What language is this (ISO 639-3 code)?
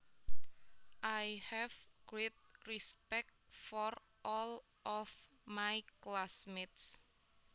jav